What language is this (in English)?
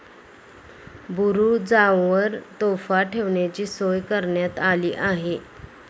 Marathi